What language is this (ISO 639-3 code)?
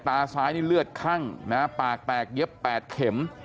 tha